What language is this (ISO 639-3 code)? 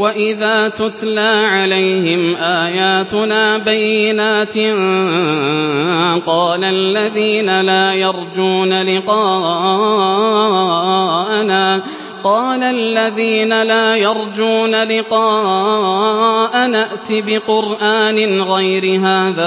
ara